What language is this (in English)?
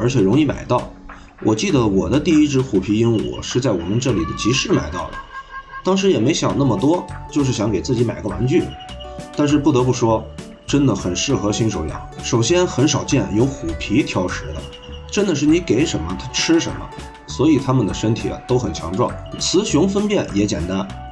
Chinese